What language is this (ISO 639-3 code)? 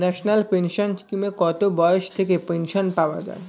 ben